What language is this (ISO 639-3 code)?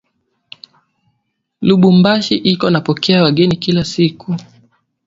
swa